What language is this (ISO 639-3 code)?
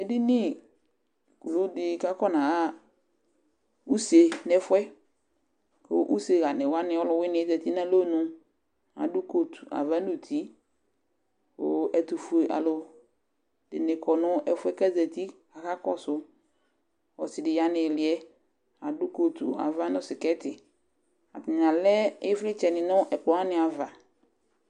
kpo